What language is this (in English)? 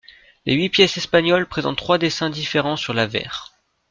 French